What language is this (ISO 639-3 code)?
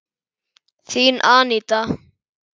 isl